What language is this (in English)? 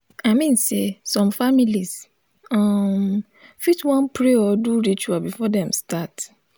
Nigerian Pidgin